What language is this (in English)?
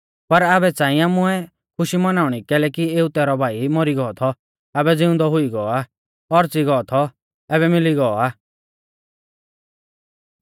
Mahasu Pahari